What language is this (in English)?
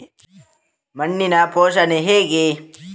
Kannada